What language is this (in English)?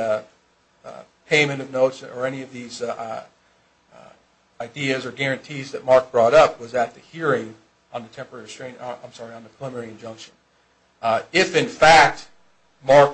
English